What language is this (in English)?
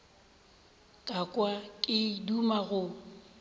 Northern Sotho